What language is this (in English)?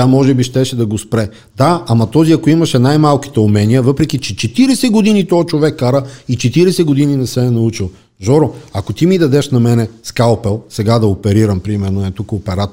Bulgarian